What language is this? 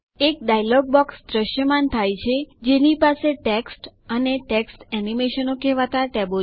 Gujarati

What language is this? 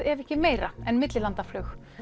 Icelandic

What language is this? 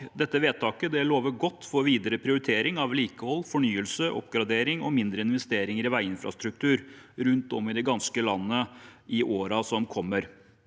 Norwegian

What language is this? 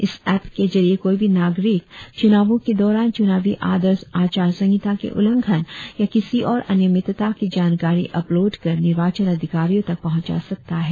Hindi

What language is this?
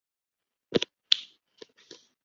Chinese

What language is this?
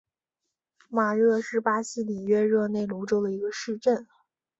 Chinese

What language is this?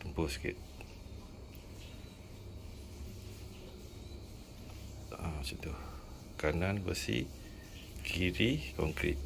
Malay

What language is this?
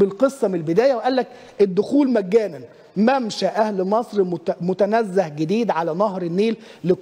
Arabic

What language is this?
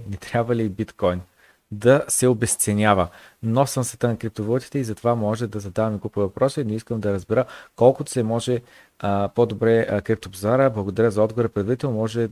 Bulgarian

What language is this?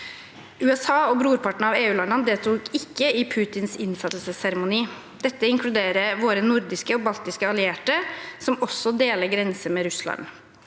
Norwegian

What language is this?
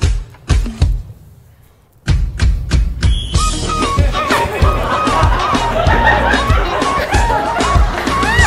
Thai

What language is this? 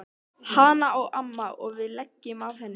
Icelandic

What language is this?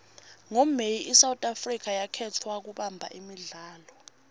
Swati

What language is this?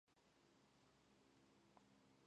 Georgian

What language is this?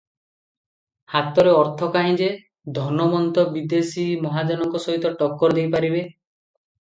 Odia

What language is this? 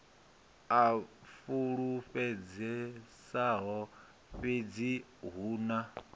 Venda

